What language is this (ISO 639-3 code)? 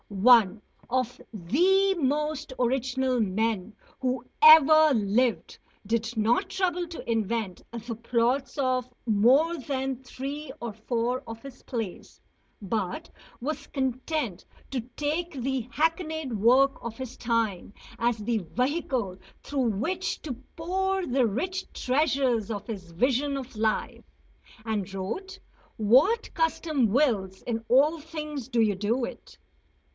eng